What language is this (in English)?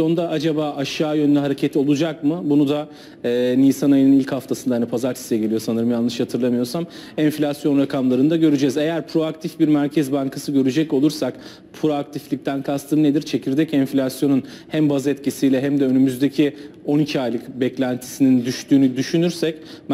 Turkish